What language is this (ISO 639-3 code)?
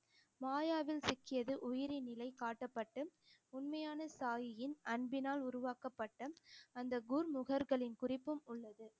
tam